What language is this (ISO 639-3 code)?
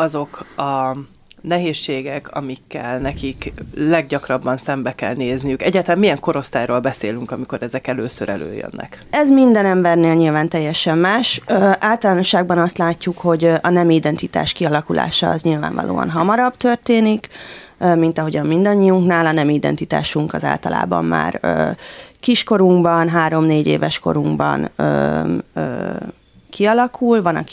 hun